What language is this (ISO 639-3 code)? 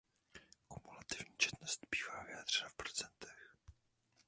ces